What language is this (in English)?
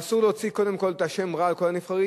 Hebrew